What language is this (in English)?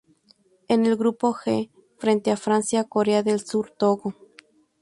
Spanish